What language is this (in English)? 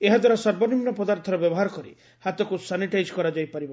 Odia